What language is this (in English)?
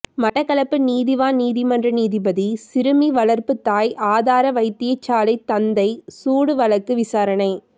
Tamil